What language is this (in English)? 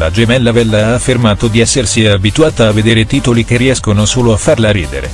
Italian